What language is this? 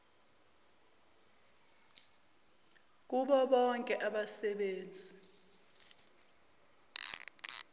Zulu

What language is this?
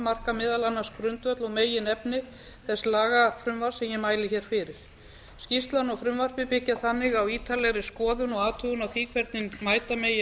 Icelandic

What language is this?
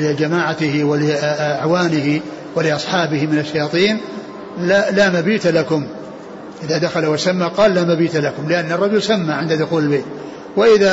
Arabic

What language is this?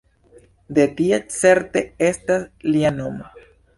Esperanto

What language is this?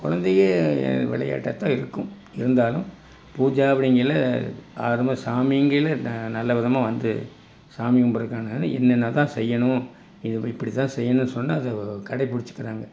Tamil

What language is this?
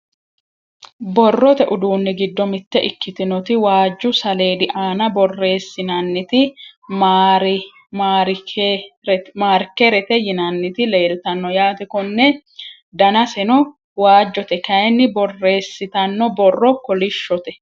Sidamo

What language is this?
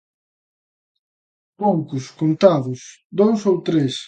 Galician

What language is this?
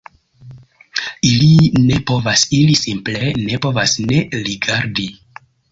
Esperanto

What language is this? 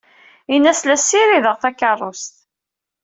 Kabyle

